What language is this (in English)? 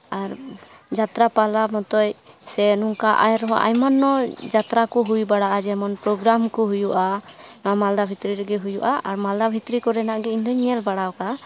Santali